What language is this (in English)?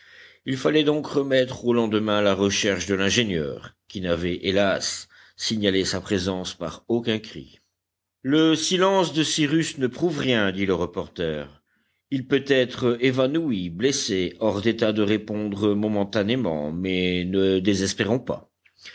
French